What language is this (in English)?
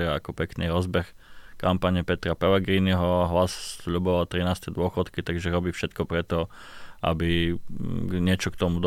Slovak